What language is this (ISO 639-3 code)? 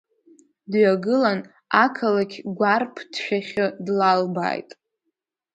abk